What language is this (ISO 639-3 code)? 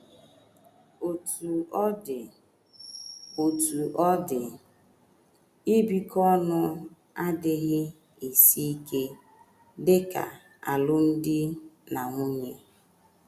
ibo